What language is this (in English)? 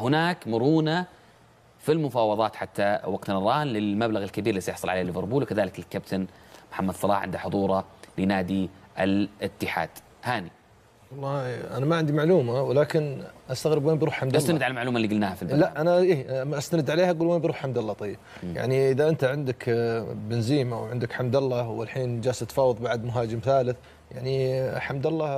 Arabic